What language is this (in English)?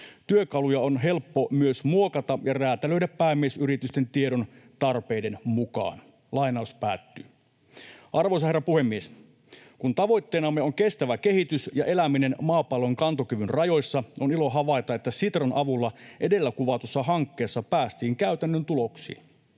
Finnish